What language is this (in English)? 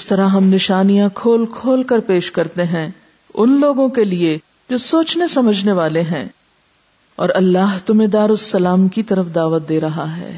Urdu